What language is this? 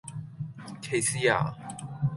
Cantonese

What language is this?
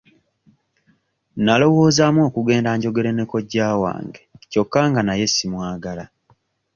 Ganda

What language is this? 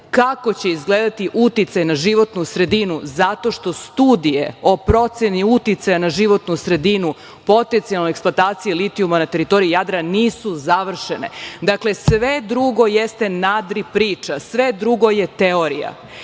Serbian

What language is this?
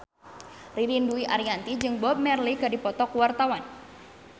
Sundanese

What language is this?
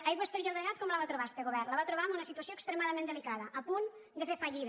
Catalan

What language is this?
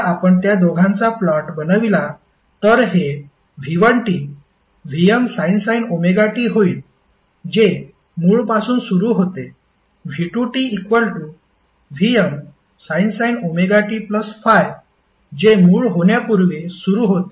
Marathi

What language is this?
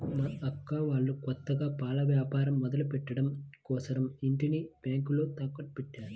Telugu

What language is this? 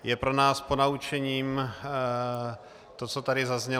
Czech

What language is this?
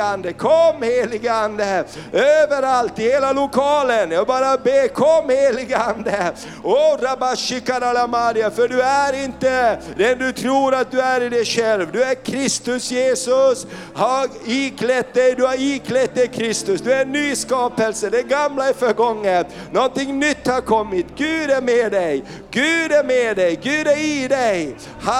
Swedish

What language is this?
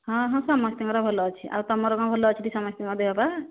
Odia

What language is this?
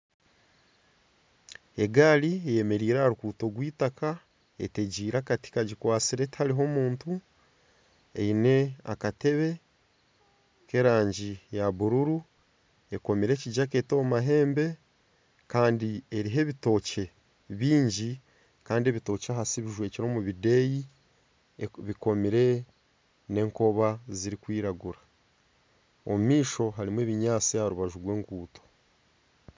Nyankole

